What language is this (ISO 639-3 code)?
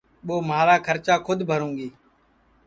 ssi